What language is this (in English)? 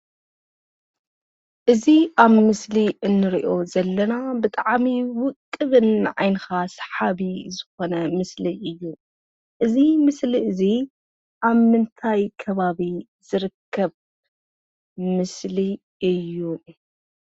Tigrinya